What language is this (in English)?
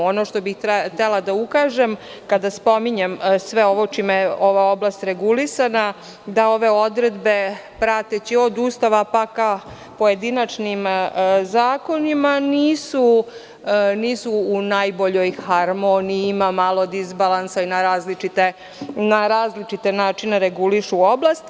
Serbian